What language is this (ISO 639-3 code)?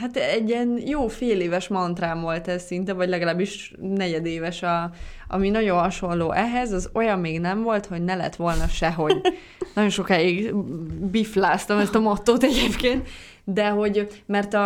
hun